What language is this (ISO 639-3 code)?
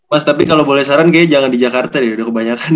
ind